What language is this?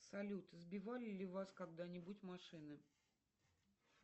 Russian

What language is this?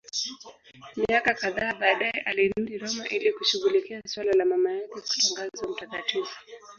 Swahili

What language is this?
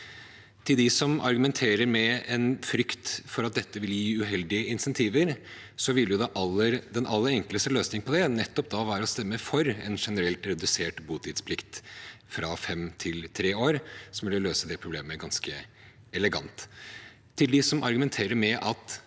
Norwegian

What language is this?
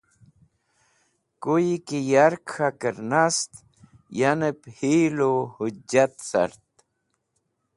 Wakhi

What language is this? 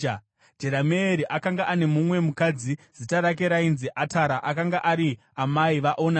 Shona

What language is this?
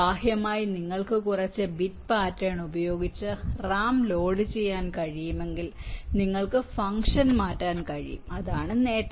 Malayalam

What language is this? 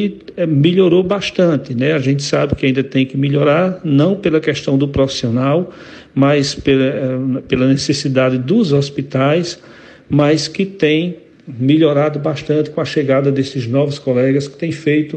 Portuguese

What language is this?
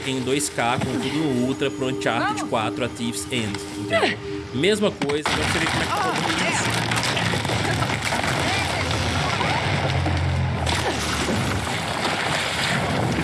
Portuguese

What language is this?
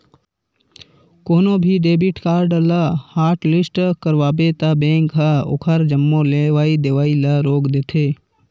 Chhattisgarhi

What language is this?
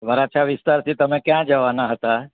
Gujarati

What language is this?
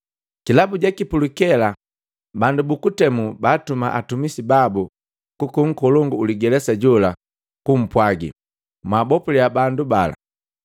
Matengo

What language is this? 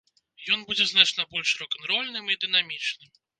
Belarusian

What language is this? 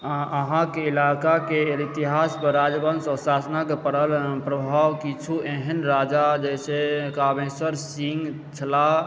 Maithili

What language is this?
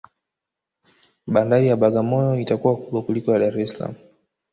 Swahili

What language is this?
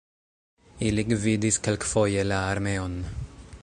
Esperanto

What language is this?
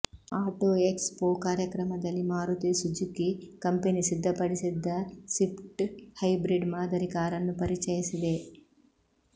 Kannada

